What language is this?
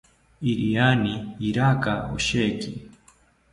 South Ucayali Ashéninka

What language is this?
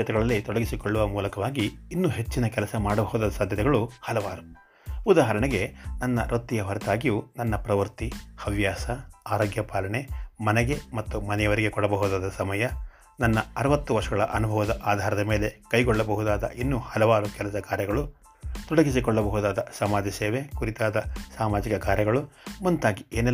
Kannada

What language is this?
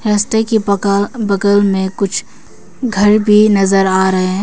Hindi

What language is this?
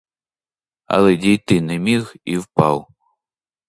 Ukrainian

